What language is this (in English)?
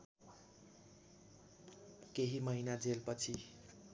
Nepali